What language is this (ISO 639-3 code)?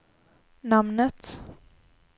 swe